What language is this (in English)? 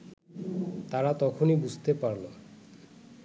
Bangla